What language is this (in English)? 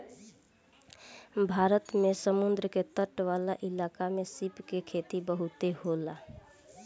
Bhojpuri